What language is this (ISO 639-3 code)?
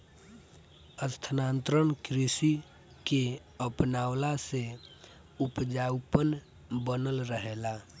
bho